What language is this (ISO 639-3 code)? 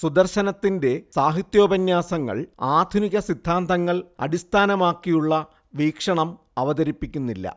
mal